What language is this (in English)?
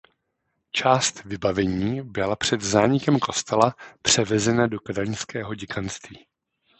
Czech